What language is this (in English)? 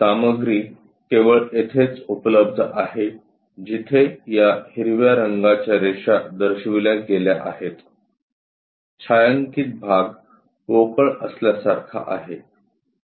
Marathi